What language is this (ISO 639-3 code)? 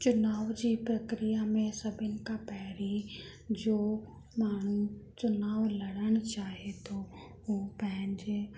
snd